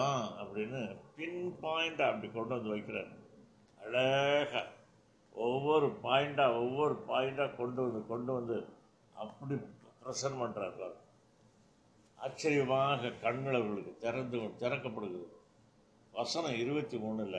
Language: Tamil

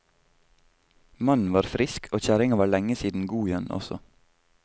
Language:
Norwegian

